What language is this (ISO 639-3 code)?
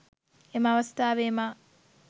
sin